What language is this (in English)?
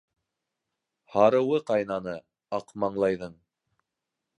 Bashkir